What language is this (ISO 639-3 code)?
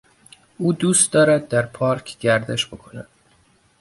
fas